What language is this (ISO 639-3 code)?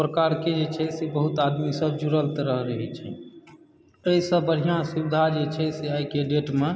mai